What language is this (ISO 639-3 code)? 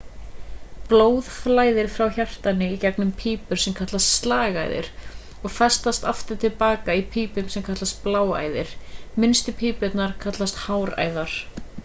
isl